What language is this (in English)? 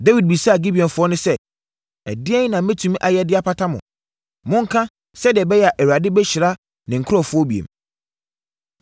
Akan